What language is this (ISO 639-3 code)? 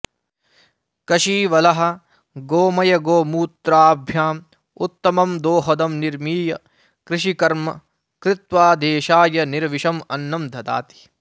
san